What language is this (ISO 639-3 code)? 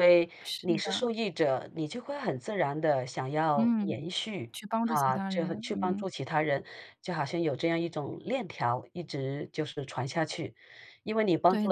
zho